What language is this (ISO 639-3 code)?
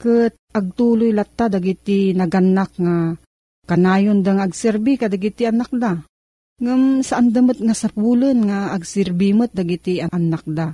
fil